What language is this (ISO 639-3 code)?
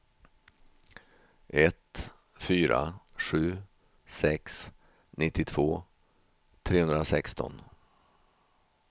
swe